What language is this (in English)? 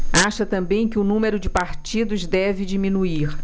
Portuguese